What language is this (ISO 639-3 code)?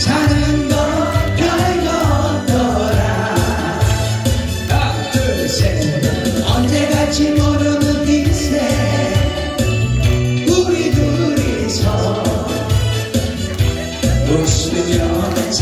kor